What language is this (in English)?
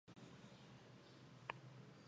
Chinese